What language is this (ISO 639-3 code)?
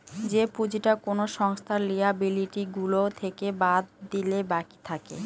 ben